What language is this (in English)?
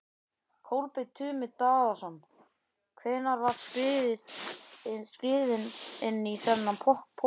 Icelandic